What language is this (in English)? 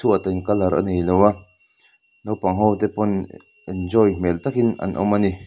Mizo